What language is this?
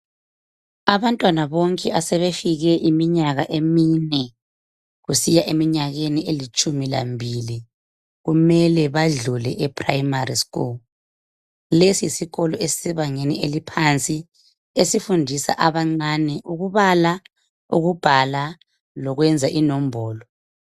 North Ndebele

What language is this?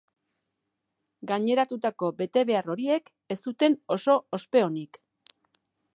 Basque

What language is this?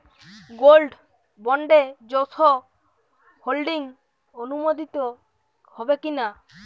Bangla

